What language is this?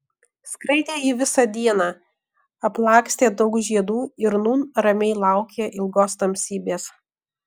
Lithuanian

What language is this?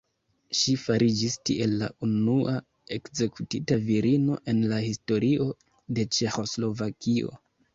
Esperanto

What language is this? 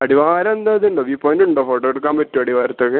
Malayalam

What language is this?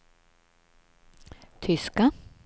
Swedish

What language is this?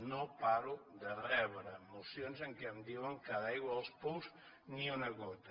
Catalan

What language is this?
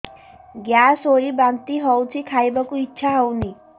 Odia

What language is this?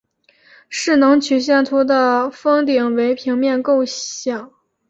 Chinese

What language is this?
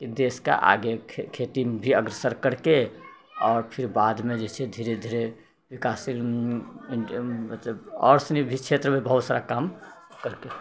Maithili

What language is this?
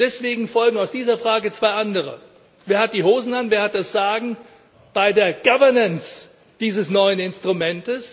German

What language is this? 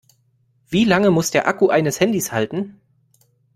German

